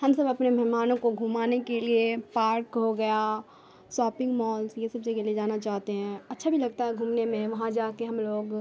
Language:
Urdu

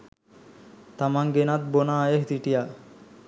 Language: Sinhala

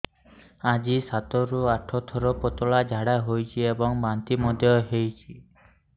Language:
Odia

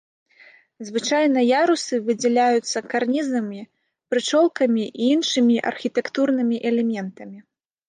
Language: Belarusian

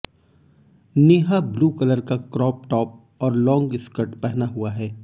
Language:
Hindi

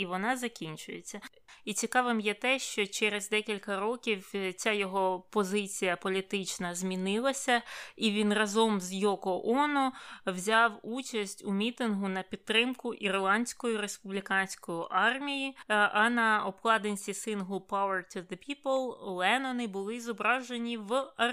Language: Ukrainian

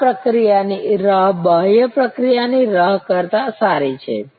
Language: Gujarati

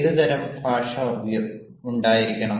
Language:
Malayalam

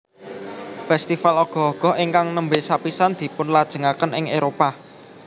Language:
Javanese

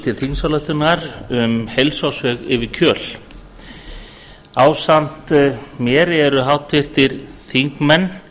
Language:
Icelandic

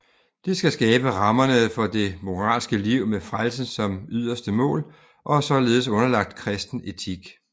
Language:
Danish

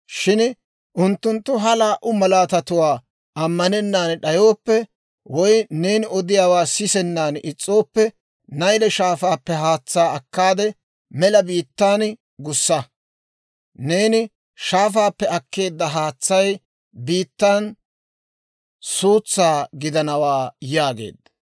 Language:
Dawro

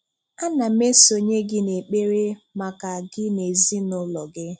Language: Igbo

